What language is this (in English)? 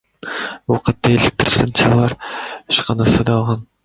Kyrgyz